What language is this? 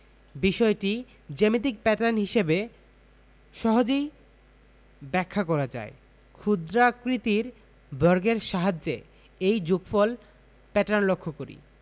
Bangla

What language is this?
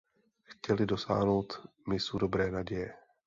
Czech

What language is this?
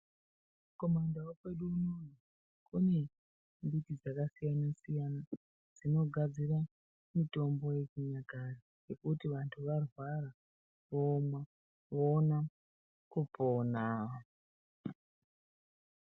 Ndau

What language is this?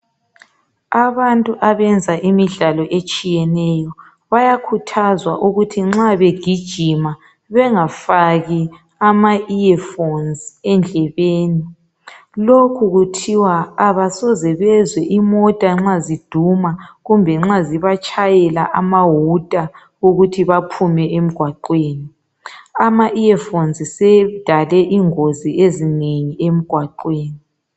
North Ndebele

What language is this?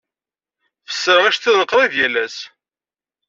Kabyle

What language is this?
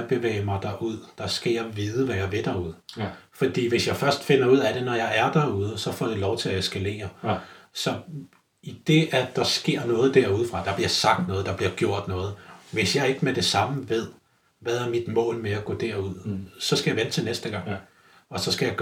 Danish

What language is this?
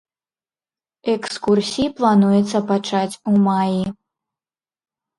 Belarusian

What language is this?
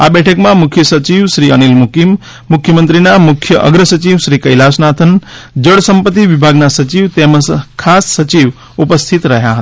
Gujarati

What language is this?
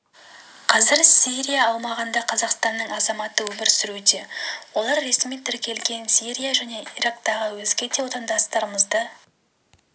Kazakh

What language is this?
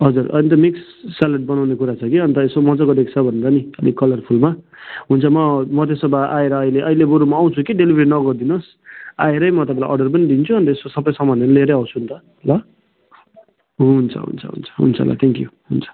Nepali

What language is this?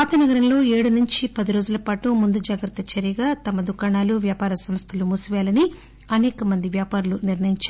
Telugu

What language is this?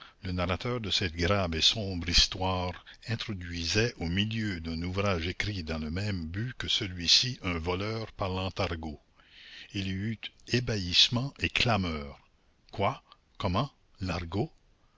French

